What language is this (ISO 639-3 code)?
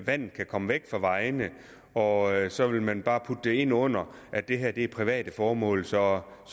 dan